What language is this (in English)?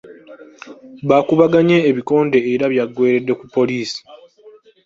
Ganda